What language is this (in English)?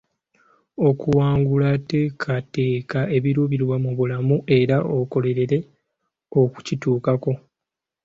Ganda